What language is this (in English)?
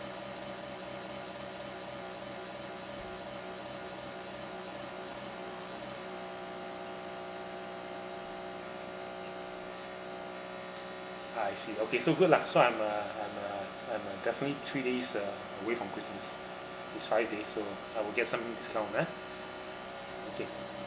English